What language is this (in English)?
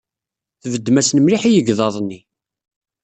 Kabyle